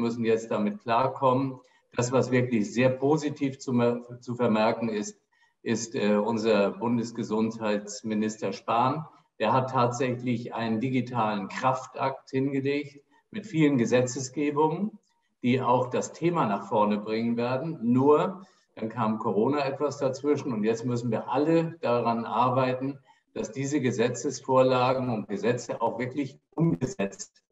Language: German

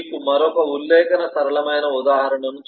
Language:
Telugu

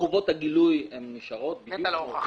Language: Hebrew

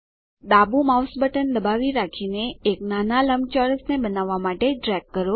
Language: Gujarati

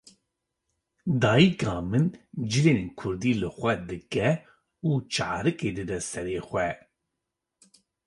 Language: Kurdish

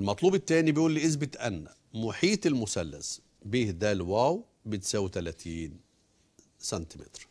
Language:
Arabic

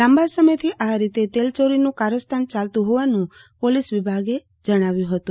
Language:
Gujarati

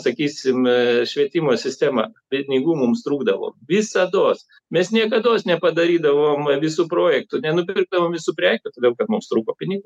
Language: Lithuanian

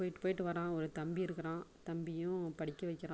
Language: Tamil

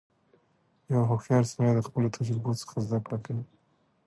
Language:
Pashto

